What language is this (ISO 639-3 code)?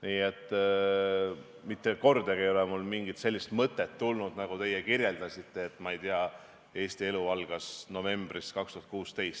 est